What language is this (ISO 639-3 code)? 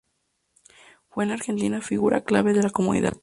spa